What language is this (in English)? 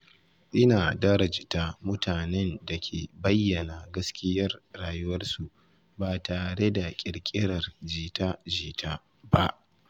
Hausa